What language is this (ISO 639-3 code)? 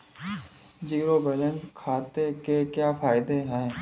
hin